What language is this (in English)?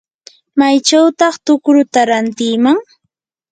Yanahuanca Pasco Quechua